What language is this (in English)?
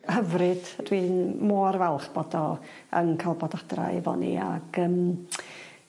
Welsh